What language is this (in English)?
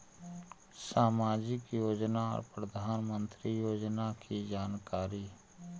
Magahi